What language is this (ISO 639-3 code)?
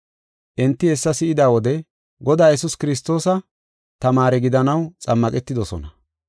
gof